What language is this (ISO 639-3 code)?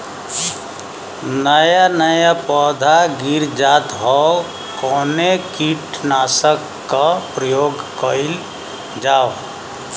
bho